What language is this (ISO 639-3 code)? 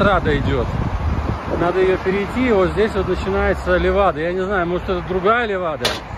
rus